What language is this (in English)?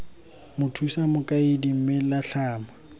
Tswana